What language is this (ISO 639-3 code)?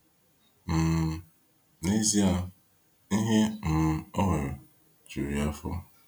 ibo